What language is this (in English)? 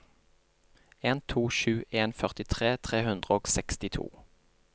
Norwegian